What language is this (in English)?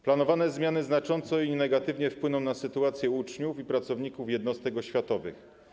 Polish